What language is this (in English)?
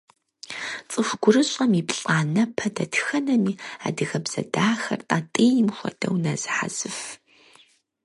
Kabardian